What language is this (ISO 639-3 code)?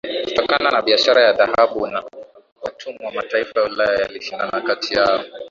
swa